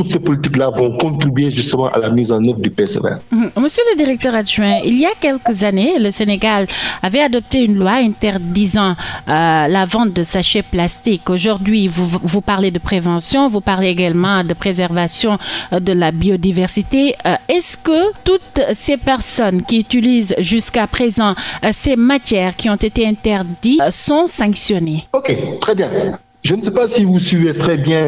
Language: French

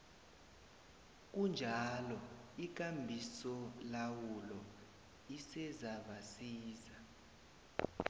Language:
South Ndebele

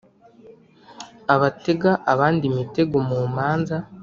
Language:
Kinyarwanda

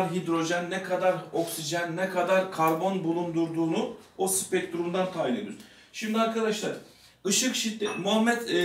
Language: Turkish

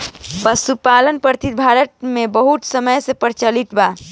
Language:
Bhojpuri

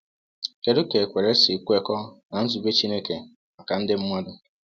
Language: Igbo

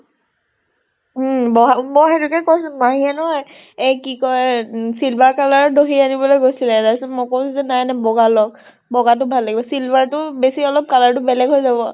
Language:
Assamese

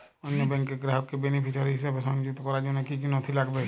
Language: Bangla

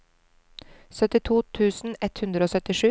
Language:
Norwegian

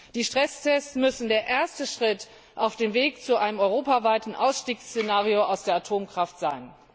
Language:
German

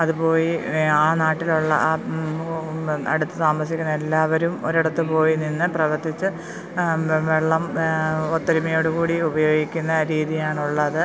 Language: Malayalam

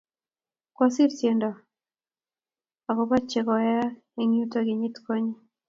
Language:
Kalenjin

